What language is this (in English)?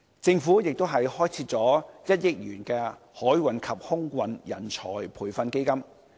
Cantonese